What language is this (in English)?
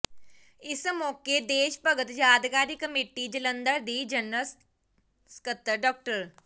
Punjabi